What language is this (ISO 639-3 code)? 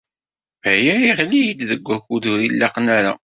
kab